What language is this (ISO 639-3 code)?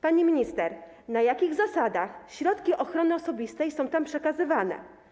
pol